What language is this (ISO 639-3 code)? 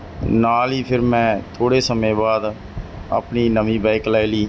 pan